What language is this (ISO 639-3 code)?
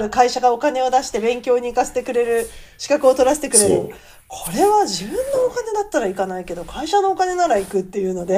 jpn